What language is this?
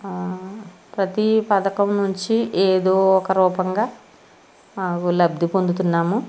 Telugu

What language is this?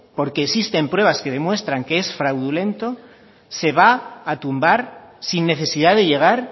Spanish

